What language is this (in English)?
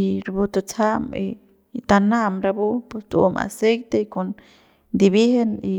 Central Pame